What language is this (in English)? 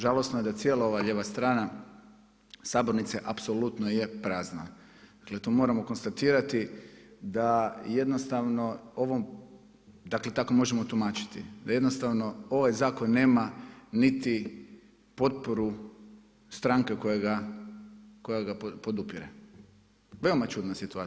Croatian